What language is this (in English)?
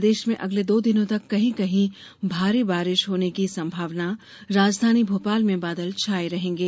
Hindi